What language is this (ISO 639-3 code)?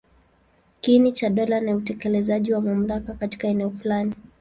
swa